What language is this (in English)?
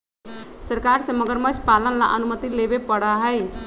Magahi